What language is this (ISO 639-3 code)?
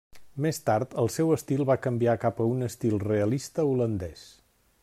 cat